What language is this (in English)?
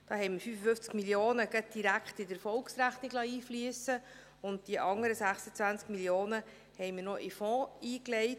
Swiss German